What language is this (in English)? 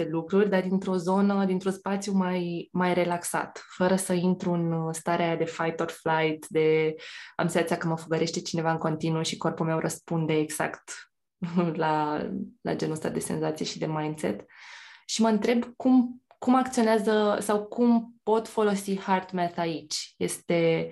Romanian